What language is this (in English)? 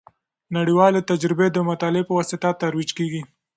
Pashto